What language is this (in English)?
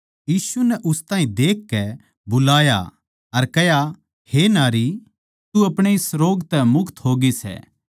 Haryanvi